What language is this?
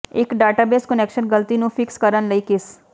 Punjabi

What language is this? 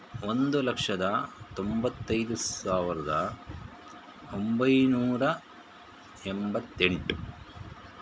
Kannada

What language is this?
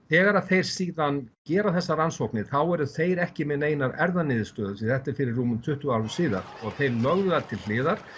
Icelandic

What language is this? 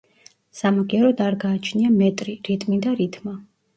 Georgian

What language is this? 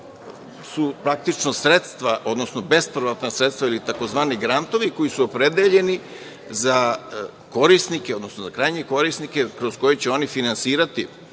Serbian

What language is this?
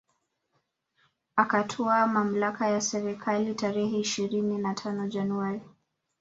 Swahili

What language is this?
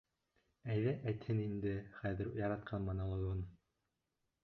Bashkir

